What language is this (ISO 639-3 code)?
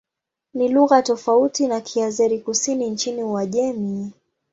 swa